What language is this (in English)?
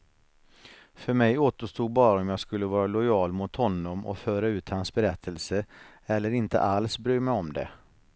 Swedish